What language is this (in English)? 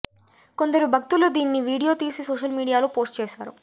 Telugu